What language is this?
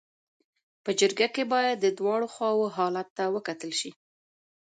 Pashto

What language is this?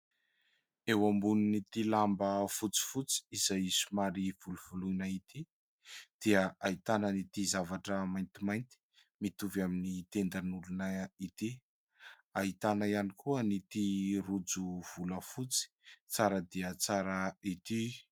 Malagasy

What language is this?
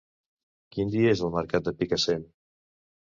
Catalan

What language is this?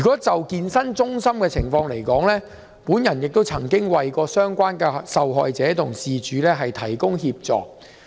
Cantonese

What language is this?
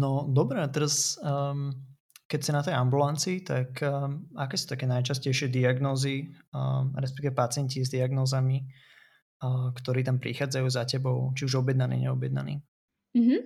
Slovak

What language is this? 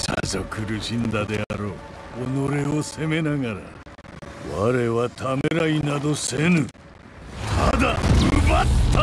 Japanese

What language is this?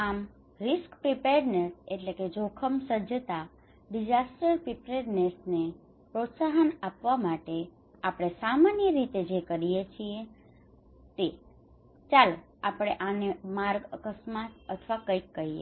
Gujarati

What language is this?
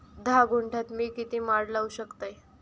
Marathi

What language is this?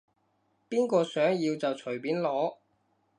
Cantonese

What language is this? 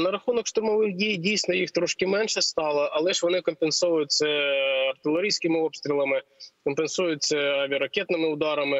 Ukrainian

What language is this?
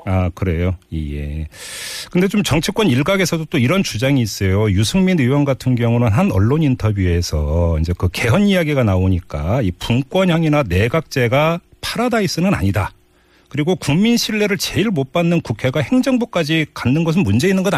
Korean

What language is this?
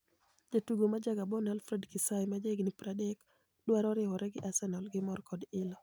Luo (Kenya and Tanzania)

